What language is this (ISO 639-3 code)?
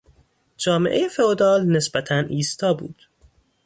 fas